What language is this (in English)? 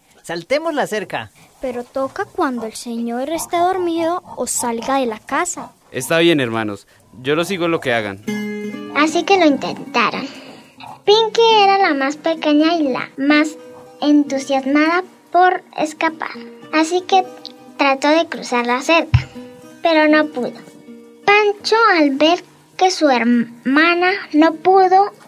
Spanish